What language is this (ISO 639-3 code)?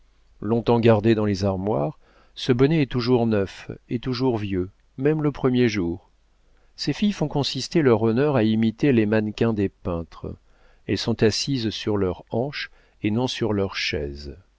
fra